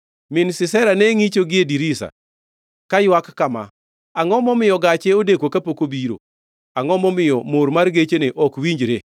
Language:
Luo (Kenya and Tanzania)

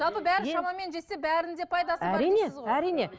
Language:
Kazakh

